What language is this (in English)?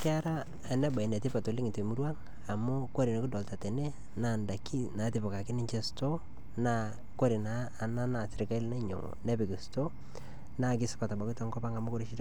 Masai